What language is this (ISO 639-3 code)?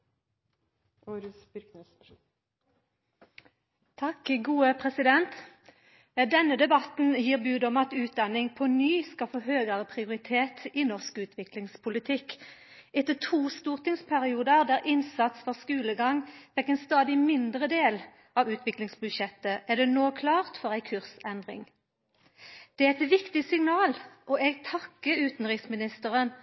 nno